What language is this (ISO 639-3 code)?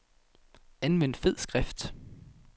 dan